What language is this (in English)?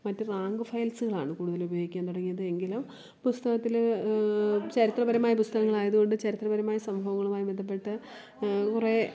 Malayalam